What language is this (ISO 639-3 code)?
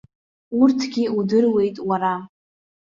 abk